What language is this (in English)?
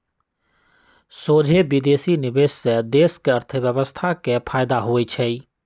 Magahi